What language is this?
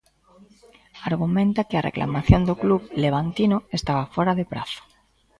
Galician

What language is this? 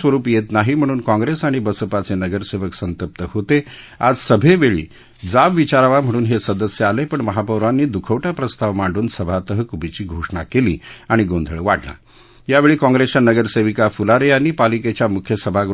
Marathi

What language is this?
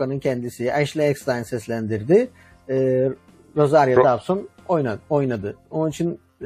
Turkish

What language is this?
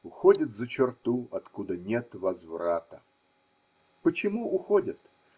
Russian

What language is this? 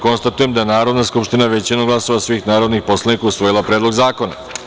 Serbian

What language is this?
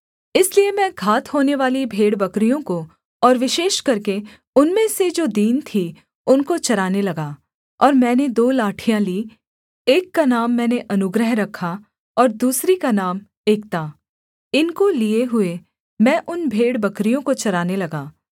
Hindi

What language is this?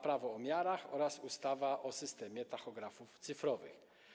Polish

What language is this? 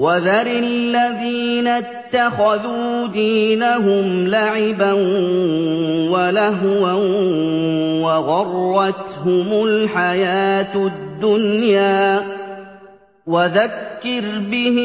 Arabic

